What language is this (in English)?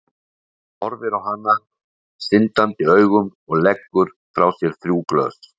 Icelandic